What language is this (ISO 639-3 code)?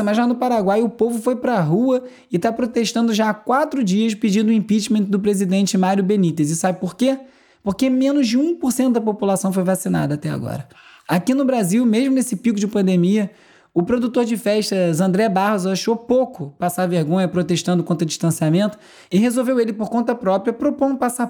por